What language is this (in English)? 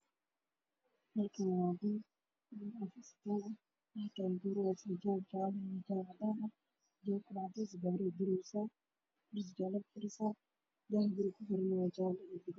Somali